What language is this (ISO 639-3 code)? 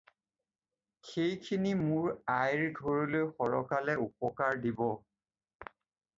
asm